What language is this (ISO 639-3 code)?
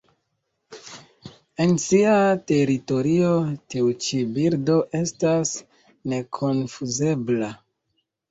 epo